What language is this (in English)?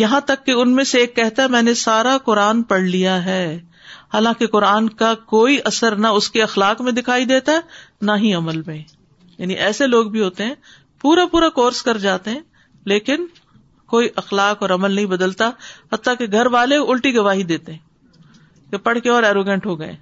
Urdu